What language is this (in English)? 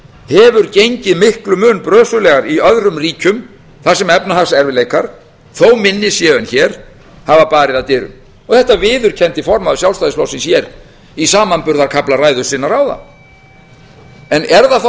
Icelandic